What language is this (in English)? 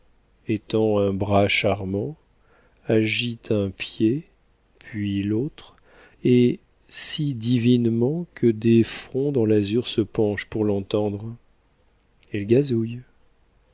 French